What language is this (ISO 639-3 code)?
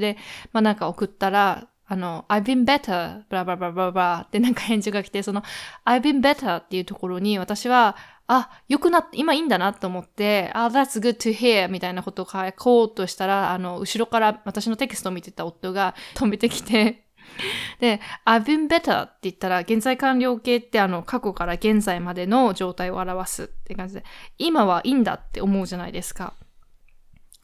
jpn